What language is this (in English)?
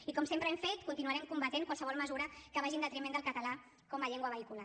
Catalan